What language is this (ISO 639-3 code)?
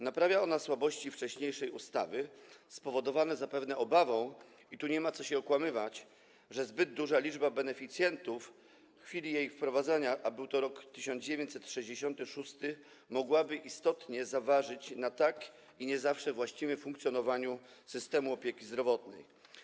pol